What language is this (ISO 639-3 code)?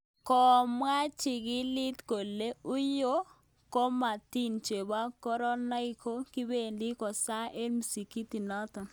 kln